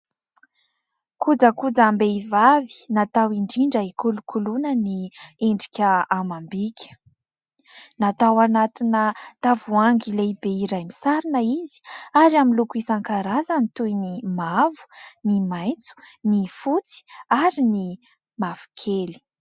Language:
Malagasy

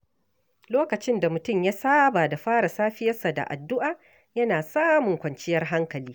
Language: Hausa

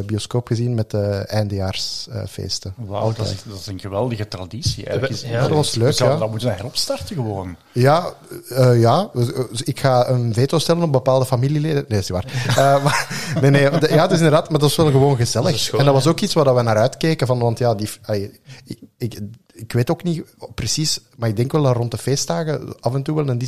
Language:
Dutch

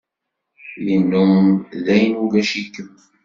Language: Kabyle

